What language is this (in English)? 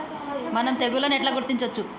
Telugu